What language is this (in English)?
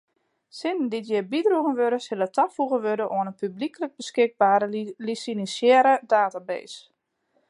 Western Frisian